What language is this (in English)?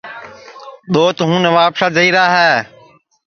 Sansi